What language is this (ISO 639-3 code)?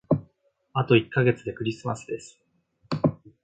jpn